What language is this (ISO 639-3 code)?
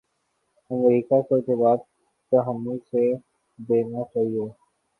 urd